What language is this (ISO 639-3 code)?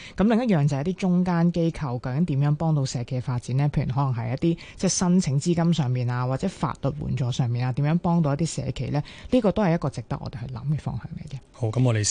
zho